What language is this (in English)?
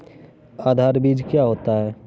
Hindi